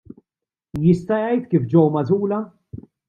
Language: Maltese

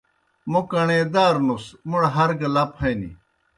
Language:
Kohistani Shina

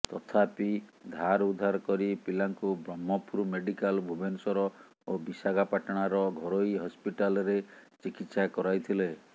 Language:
Odia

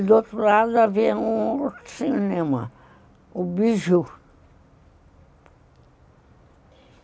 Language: Portuguese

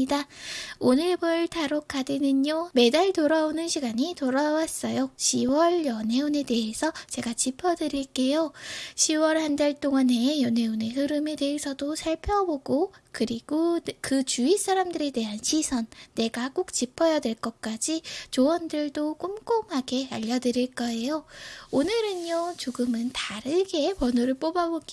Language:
Korean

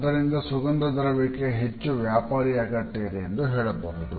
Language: Kannada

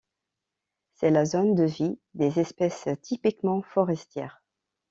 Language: French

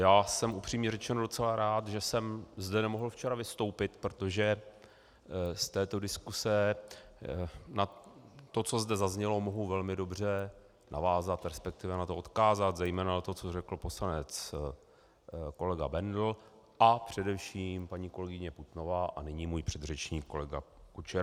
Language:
Czech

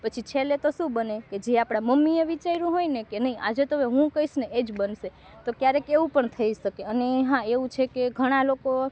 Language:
Gujarati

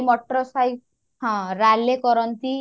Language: Odia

